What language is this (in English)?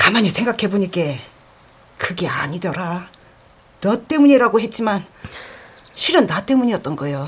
Korean